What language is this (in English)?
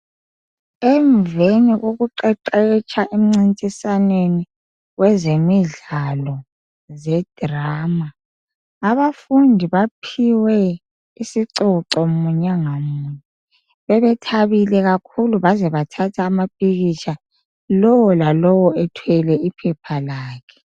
North Ndebele